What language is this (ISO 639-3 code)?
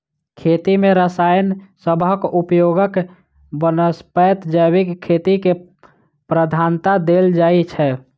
mai